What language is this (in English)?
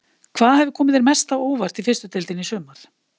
Icelandic